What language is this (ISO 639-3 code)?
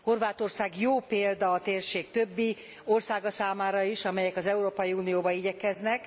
hun